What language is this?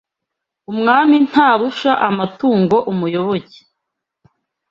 Kinyarwanda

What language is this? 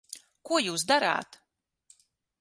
Latvian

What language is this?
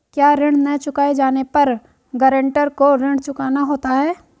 Hindi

